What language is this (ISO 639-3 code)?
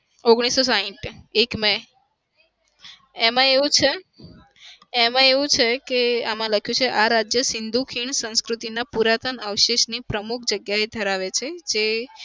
guj